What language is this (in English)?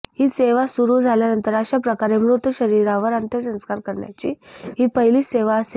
Marathi